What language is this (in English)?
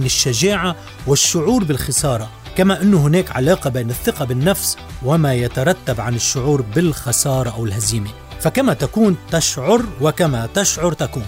Arabic